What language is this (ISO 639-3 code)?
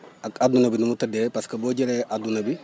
wol